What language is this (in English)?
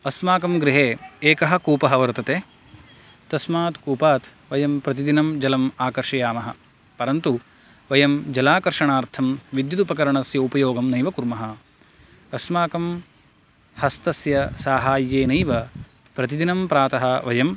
Sanskrit